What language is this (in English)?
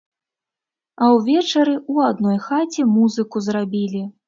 Belarusian